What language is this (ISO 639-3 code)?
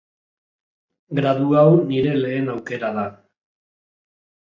eus